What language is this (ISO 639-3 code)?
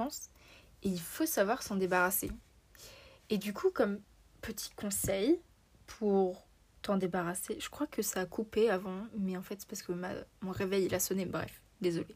fra